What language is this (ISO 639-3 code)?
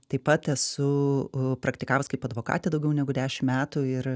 lit